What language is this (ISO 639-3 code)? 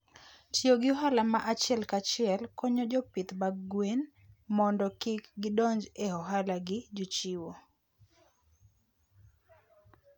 luo